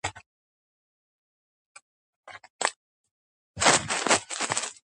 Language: Georgian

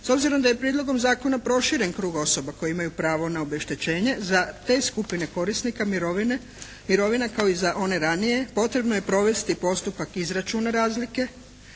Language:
Croatian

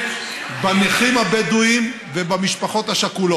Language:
Hebrew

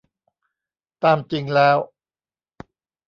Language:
Thai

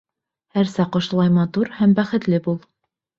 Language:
Bashkir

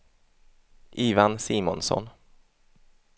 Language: Swedish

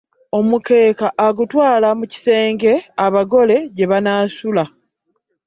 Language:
Ganda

